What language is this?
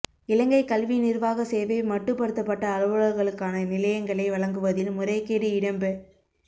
Tamil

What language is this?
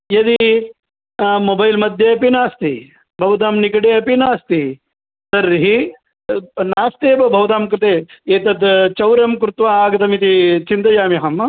Sanskrit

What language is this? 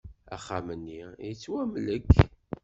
Kabyle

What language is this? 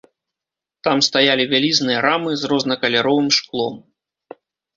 Belarusian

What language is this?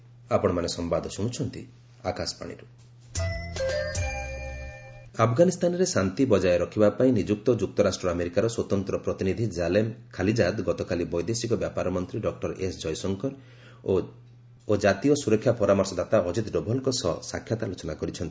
Odia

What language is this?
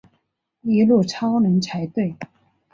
Chinese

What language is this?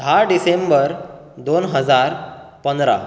Konkani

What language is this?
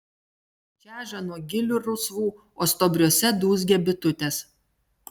Lithuanian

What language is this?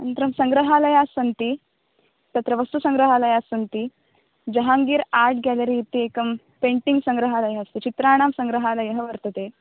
Sanskrit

